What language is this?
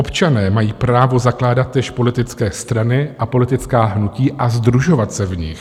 Czech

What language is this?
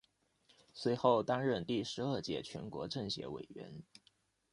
Chinese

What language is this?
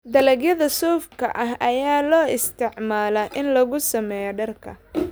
Somali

